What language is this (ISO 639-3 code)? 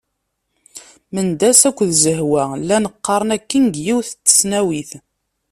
kab